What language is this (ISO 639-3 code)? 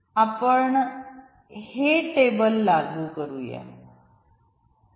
mar